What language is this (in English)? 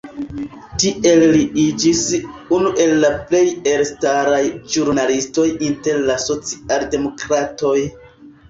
Esperanto